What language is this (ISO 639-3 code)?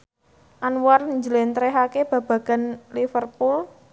jav